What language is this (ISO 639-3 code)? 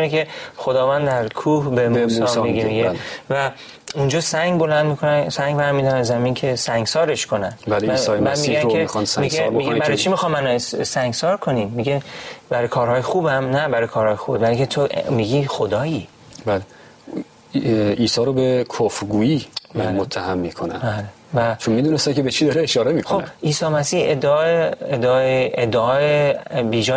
fas